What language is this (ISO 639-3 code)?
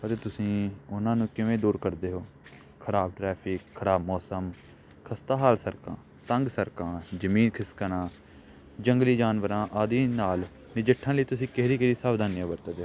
pan